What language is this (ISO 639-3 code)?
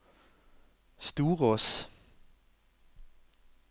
nor